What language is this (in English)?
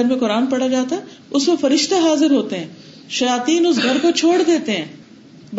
Urdu